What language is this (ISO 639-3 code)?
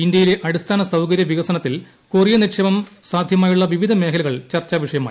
mal